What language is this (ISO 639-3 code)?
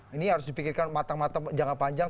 ind